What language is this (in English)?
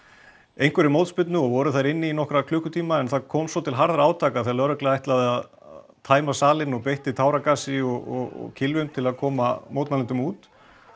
Icelandic